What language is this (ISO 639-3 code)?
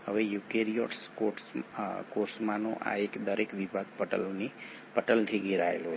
guj